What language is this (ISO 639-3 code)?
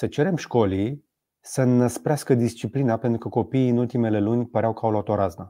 ron